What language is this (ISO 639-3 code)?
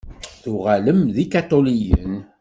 kab